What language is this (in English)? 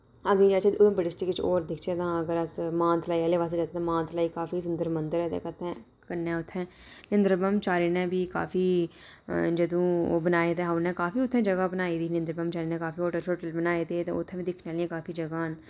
Dogri